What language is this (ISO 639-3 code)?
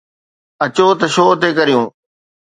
snd